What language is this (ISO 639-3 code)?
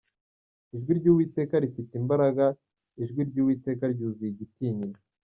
kin